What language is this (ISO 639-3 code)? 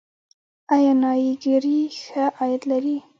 pus